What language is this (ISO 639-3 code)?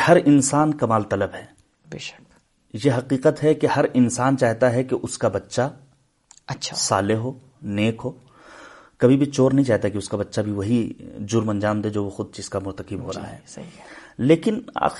urd